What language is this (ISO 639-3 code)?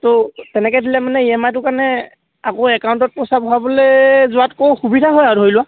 asm